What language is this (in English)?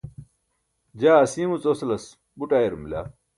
Burushaski